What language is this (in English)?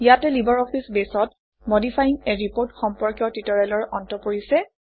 Assamese